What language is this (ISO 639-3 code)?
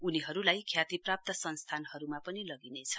nep